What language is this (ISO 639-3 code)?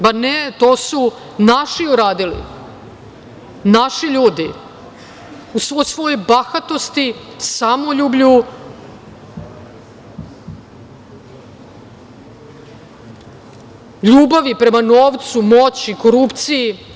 srp